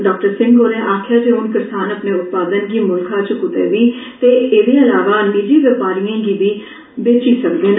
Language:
Dogri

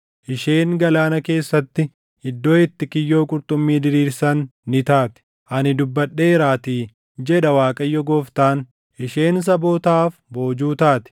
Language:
Oromo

